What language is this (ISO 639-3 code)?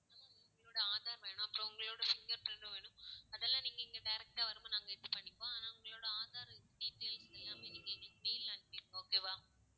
tam